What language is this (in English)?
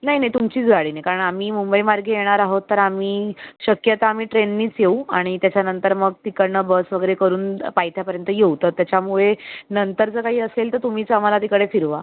Marathi